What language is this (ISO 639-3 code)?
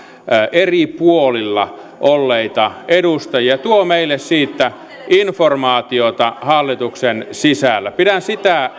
fin